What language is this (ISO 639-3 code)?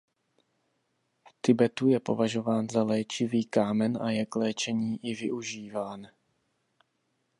ces